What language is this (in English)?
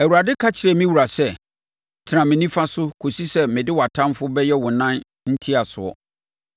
Akan